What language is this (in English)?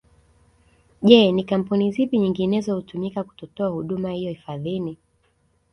Swahili